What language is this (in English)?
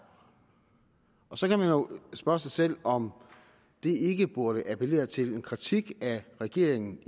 Danish